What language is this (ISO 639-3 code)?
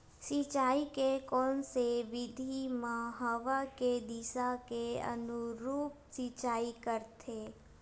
hne